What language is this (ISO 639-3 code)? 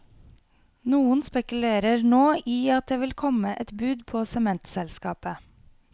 nor